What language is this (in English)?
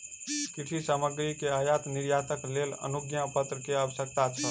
Maithili